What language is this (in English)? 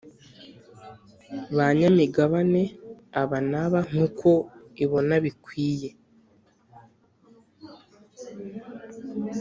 Kinyarwanda